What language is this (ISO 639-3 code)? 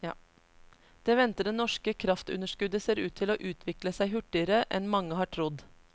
nor